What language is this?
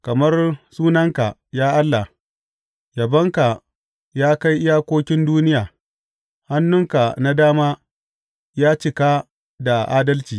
Hausa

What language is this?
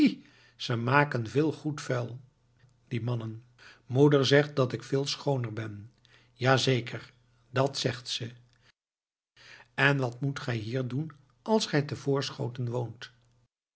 Dutch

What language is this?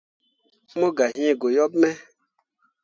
Mundang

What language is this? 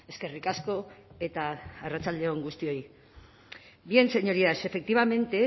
Basque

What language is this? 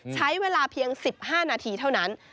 Thai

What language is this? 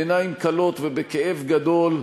Hebrew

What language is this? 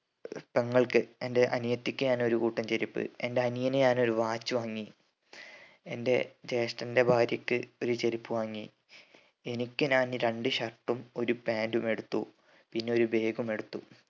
Malayalam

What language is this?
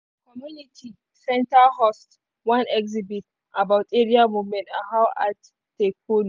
Nigerian Pidgin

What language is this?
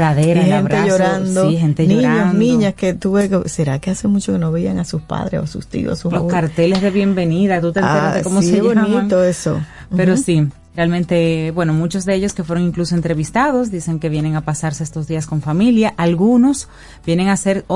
Spanish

